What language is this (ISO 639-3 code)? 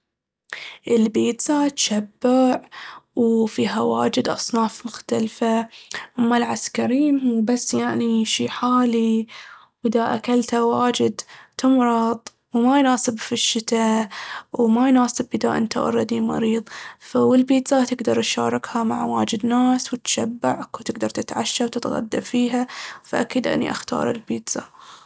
abv